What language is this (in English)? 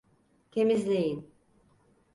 Turkish